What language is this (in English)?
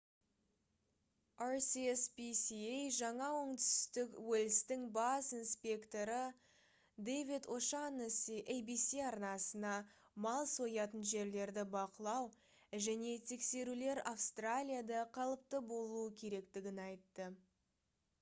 Kazakh